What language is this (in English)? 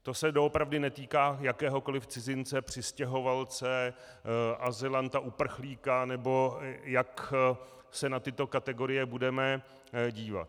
Czech